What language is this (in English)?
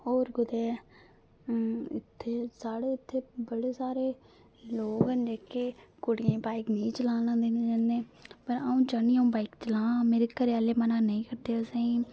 Dogri